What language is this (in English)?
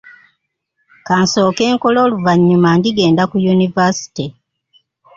Ganda